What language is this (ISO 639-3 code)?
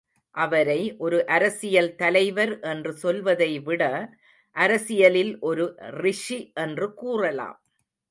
tam